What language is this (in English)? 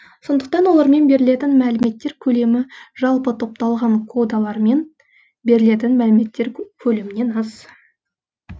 Kazakh